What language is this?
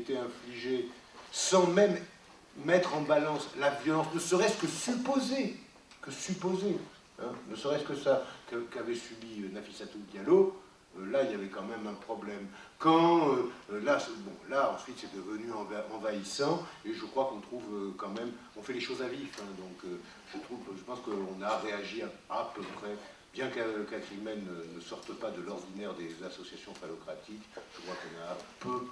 French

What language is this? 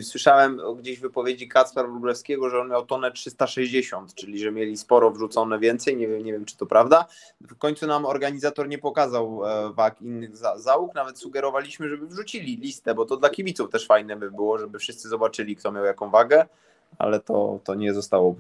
Polish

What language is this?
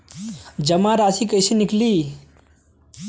Bhojpuri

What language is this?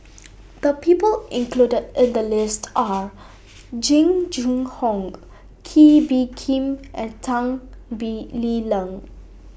English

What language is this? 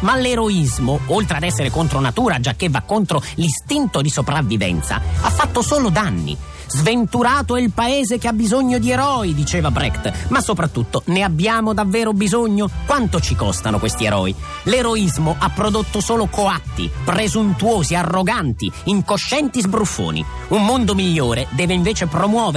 Italian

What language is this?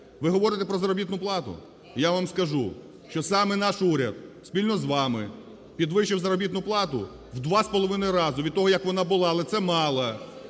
Ukrainian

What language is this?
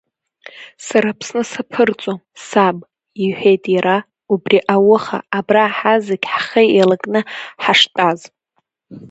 Abkhazian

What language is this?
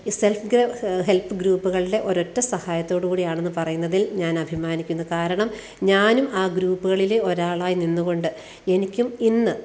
Malayalam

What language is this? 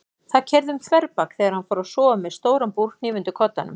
Icelandic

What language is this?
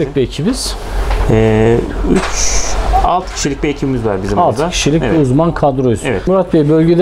Turkish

